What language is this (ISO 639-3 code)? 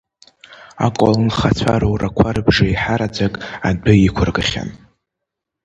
abk